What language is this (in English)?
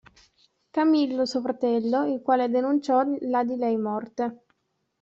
Italian